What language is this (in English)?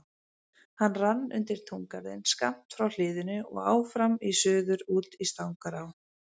Icelandic